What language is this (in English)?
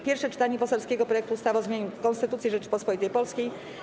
Polish